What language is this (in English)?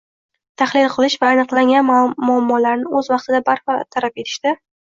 Uzbek